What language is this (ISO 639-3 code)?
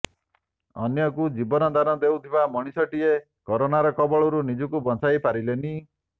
ori